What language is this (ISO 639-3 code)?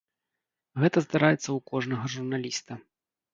bel